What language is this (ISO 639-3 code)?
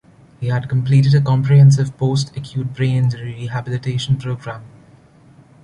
eng